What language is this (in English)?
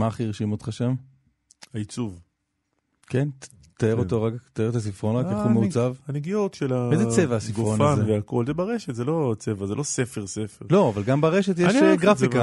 Hebrew